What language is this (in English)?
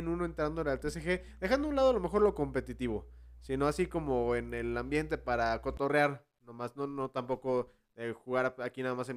Spanish